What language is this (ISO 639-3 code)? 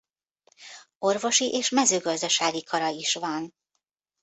hun